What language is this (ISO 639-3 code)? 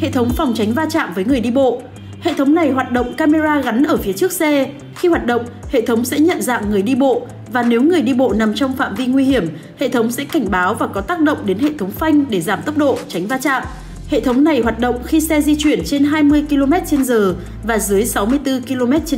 vie